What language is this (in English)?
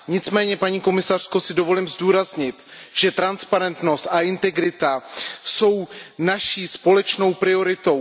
Czech